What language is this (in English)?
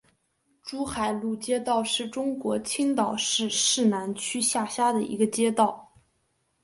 Chinese